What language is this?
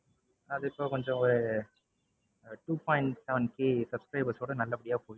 Tamil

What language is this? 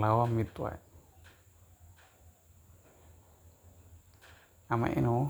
Somali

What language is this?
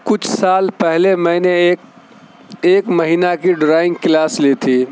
Urdu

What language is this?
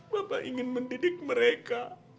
Indonesian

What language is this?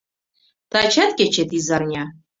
Mari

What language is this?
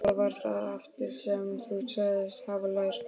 Icelandic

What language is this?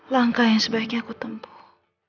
Indonesian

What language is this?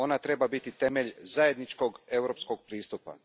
Croatian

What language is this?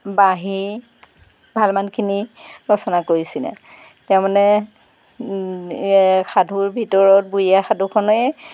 Assamese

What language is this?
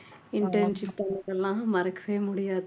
Tamil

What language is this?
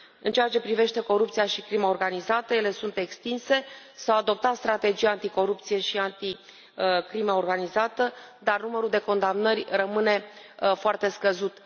Romanian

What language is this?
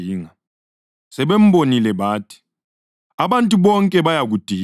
North Ndebele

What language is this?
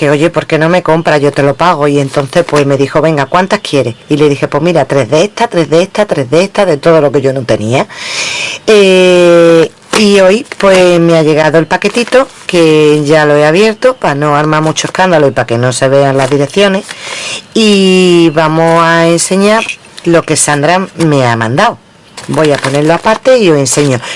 Spanish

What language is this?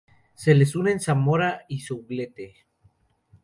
Spanish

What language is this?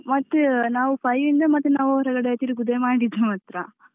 Kannada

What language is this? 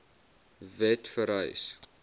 Afrikaans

